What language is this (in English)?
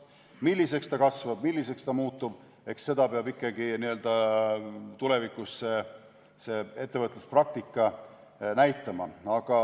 Estonian